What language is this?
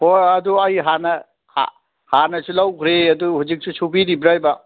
Manipuri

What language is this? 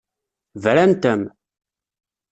Kabyle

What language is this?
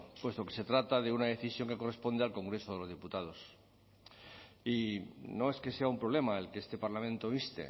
Spanish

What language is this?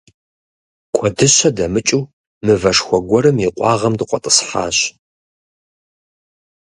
Kabardian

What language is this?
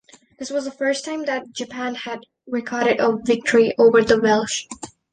English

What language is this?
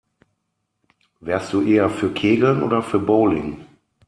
German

